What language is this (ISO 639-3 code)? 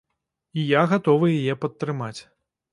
bel